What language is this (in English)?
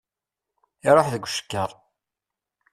Kabyle